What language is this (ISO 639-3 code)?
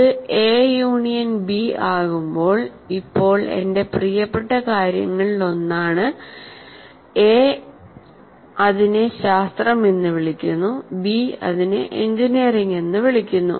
mal